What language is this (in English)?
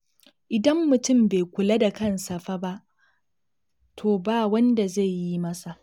Hausa